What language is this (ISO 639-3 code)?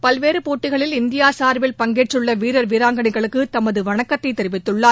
tam